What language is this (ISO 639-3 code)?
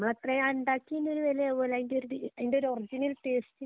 mal